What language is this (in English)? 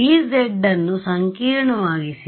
Kannada